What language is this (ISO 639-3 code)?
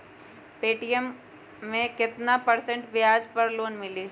mag